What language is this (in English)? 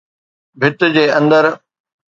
Sindhi